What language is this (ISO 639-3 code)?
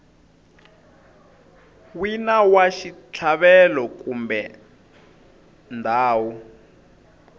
tso